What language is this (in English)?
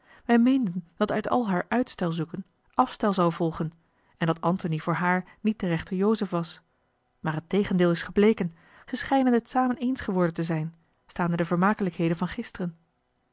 Dutch